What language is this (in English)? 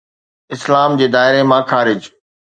Sindhi